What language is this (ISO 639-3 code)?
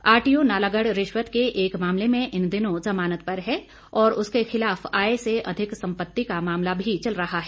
hin